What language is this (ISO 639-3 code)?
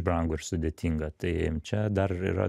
lit